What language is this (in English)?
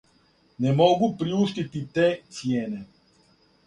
Serbian